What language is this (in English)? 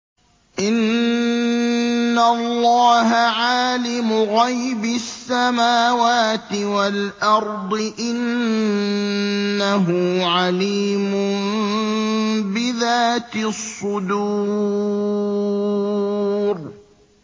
Arabic